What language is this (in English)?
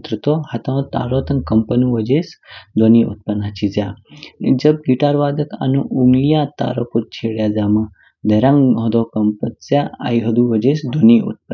Kinnauri